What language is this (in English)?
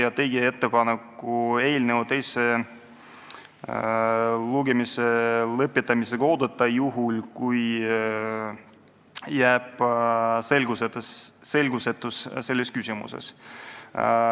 Estonian